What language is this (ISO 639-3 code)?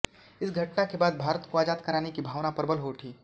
hin